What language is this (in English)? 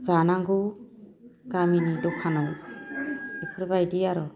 Bodo